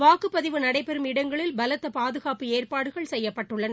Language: Tamil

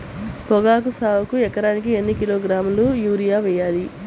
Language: Telugu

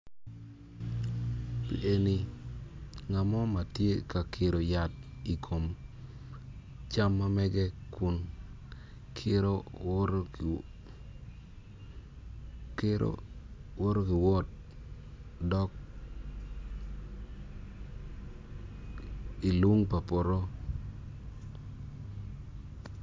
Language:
Acoli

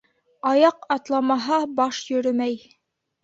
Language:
Bashkir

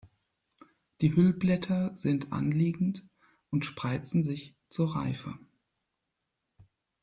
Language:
German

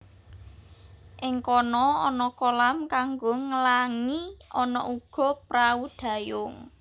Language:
Javanese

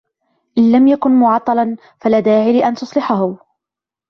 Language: Arabic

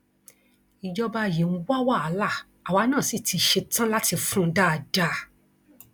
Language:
Yoruba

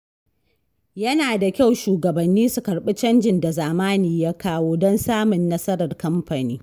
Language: Hausa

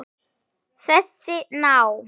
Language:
Icelandic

